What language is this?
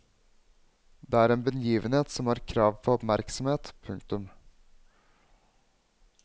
Norwegian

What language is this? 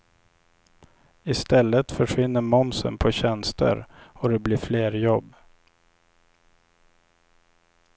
Swedish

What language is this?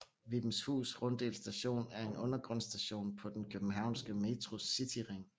Danish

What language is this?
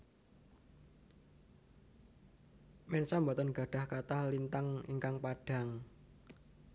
Javanese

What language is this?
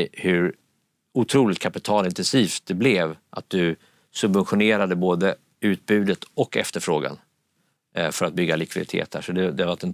Swedish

